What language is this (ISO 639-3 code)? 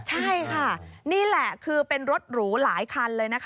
tha